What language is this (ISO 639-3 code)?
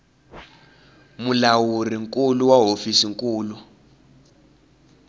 tso